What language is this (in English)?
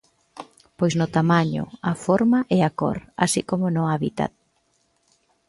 Galician